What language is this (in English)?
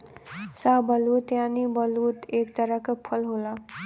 Bhojpuri